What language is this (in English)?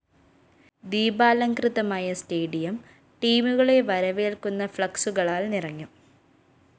Malayalam